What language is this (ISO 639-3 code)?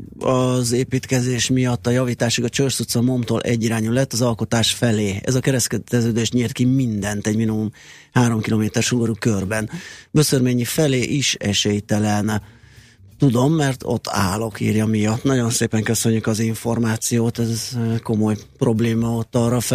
hun